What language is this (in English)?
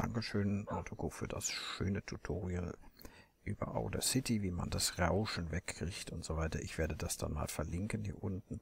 German